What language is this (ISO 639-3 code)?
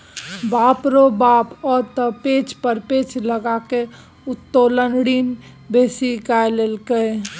mai